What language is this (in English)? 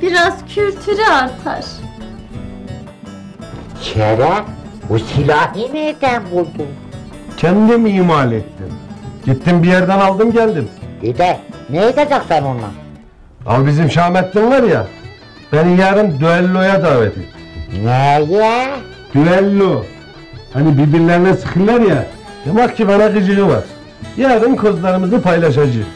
Turkish